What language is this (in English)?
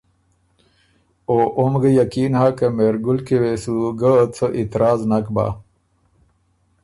Ormuri